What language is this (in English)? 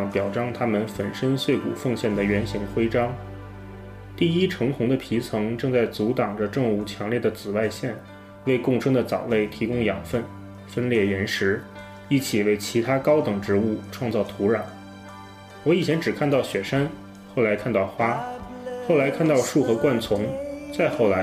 Chinese